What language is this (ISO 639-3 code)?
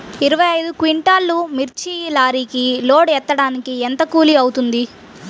tel